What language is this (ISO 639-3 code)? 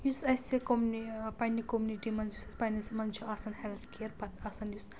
kas